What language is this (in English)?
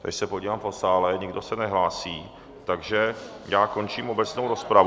Czech